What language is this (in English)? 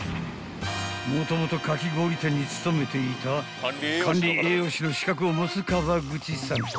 Japanese